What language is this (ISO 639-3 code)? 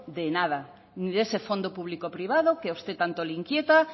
spa